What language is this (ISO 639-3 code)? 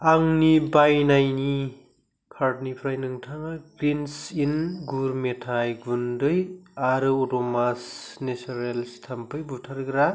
brx